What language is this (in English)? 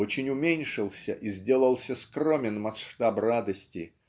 Russian